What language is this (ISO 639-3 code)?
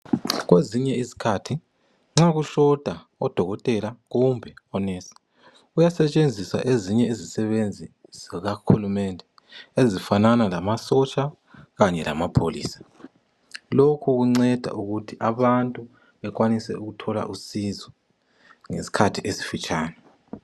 nde